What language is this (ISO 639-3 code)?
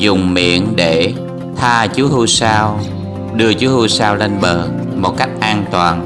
vie